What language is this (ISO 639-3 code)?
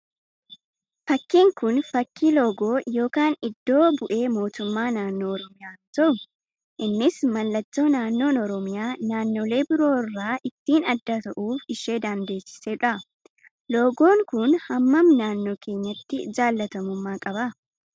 orm